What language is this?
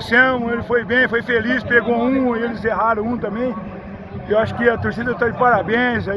Portuguese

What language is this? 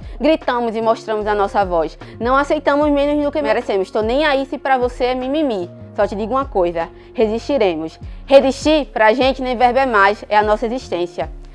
Portuguese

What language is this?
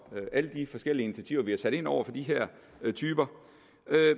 Danish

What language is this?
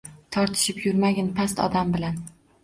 Uzbek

